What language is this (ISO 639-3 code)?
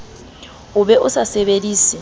sot